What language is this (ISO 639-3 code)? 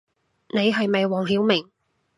yue